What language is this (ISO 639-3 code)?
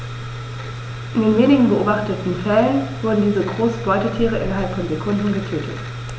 deu